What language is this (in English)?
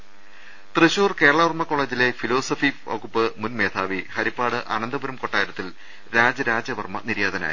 Malayalam